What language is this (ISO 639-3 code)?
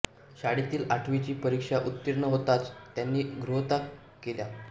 mar